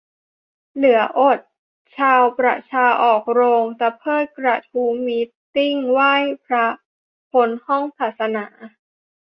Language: Thai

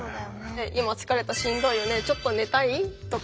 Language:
Japanese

